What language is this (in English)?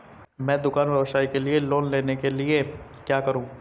Hindi